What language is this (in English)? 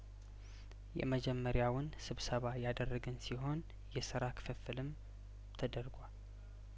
Amharic